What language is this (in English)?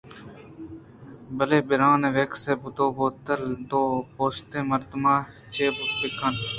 Eastern Balochi